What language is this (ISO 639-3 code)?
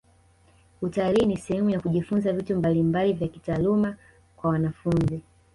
swa